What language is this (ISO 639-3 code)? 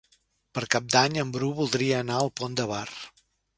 cat